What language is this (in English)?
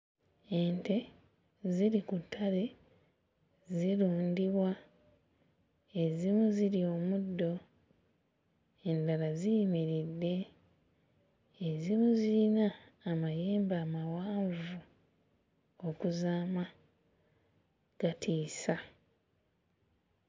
Ganda